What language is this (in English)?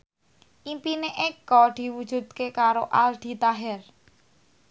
Javanese